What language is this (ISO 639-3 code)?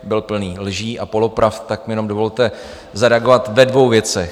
ces